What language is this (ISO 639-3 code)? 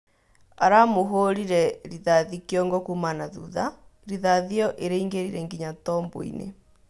kik